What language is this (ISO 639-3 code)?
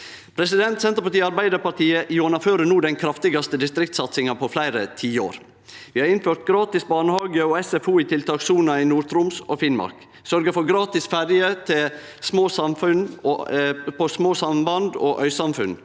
nor